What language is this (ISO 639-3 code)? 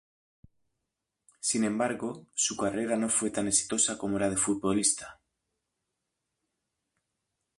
spa